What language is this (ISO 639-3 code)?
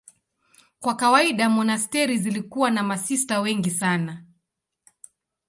swa